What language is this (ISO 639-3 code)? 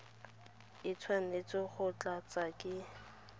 tsn